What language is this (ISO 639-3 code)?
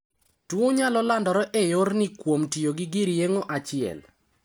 luo